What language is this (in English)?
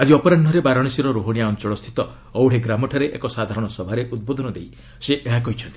Odia